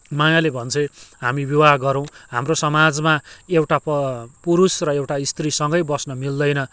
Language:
Nepali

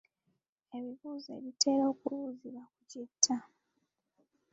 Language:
Ganda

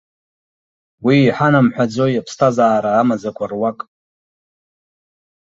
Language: Abkhazian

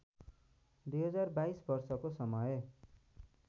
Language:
Nepali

